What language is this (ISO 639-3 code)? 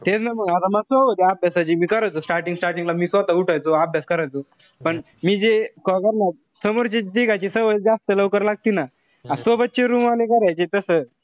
mar